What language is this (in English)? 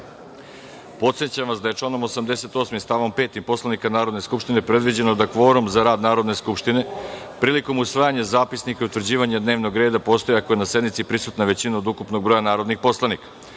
Serbian